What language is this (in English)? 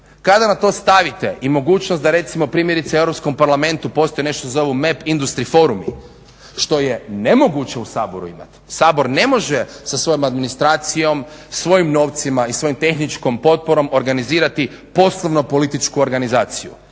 Croatian